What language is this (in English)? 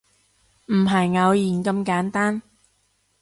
Cantonese